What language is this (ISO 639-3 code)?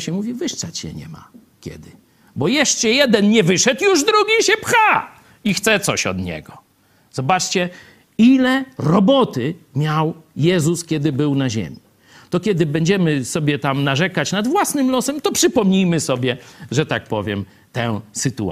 pol